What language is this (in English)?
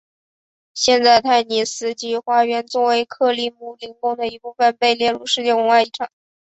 Chinese